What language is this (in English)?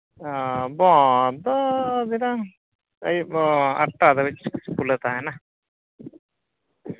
Santali